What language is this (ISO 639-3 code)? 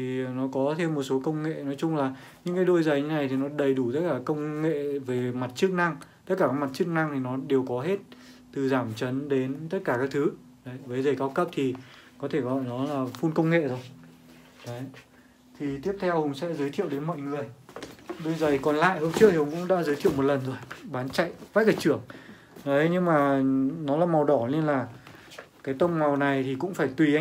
vie